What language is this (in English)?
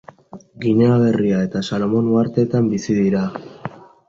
Basque